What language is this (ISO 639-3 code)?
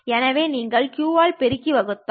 tam